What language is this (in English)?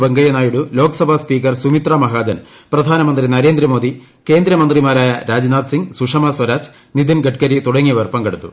Malayalam